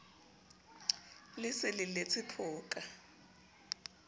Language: Southern Sotho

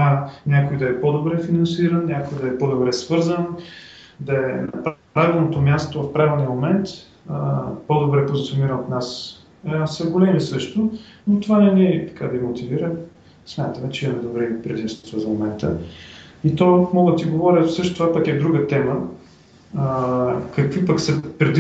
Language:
Bulgarian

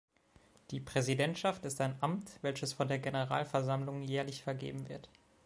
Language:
German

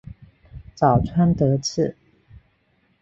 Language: Chinese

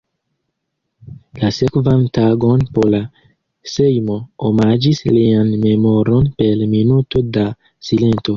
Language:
Esperanto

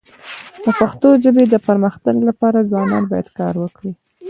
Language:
Pashto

